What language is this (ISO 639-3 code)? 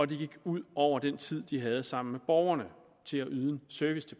dan